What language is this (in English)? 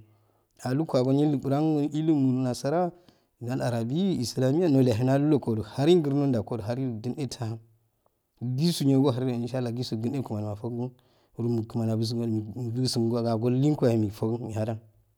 Afade